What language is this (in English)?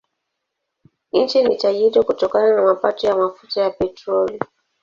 Swahili